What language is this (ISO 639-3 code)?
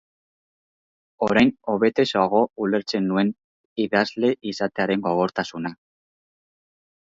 eus